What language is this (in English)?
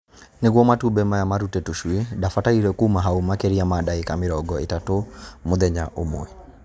Kikuyu